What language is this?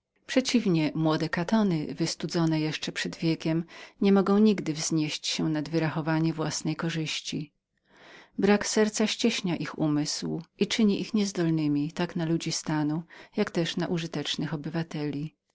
Polish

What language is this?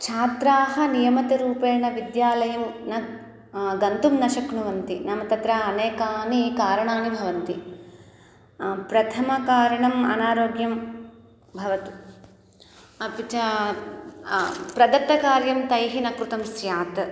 Sanskrit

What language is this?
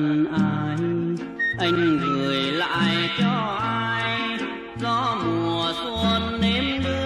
Vietnamese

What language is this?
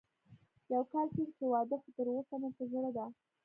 Pashto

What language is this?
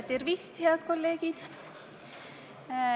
Estonian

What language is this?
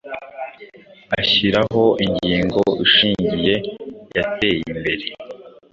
Kinyarwanda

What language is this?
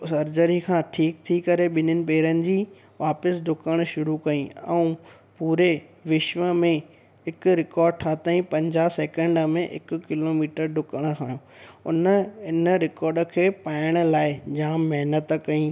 Sindhi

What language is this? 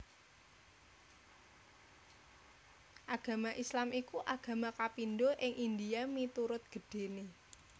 Javanese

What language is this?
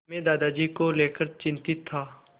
Hindi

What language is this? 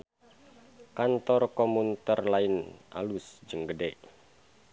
Sundanese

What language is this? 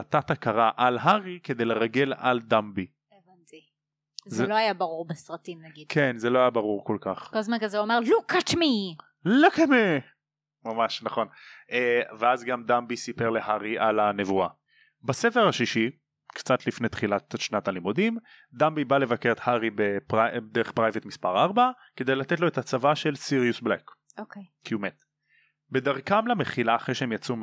Hebrew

